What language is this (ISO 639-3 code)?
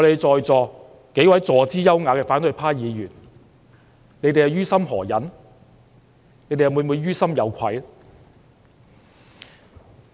yue